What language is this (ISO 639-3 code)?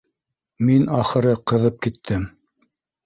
bak